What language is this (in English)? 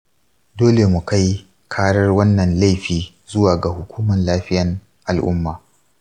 Hausa